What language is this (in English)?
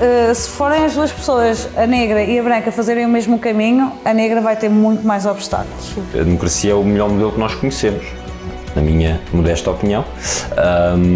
Portuguese